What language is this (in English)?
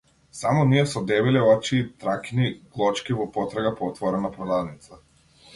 Macedonian